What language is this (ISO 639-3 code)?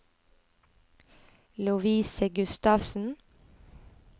nor